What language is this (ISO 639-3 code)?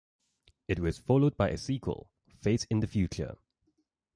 eng